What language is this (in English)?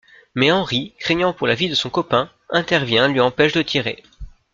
French